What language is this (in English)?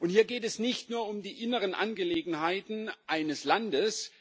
German